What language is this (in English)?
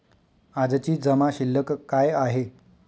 Marathi